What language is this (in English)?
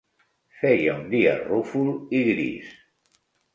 Catalan